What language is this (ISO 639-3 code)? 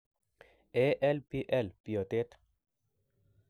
kln